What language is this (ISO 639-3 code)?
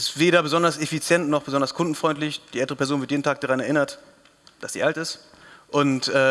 deu